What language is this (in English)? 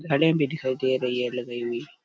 Rajasthani